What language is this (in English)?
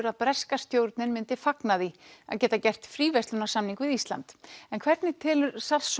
Icelandic